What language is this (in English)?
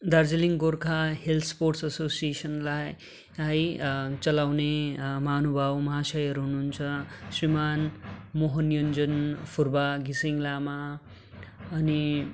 Nepali